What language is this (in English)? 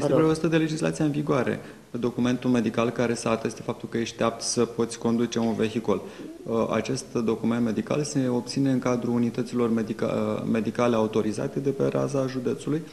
Romanian